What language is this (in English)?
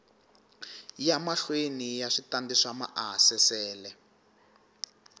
Tsonga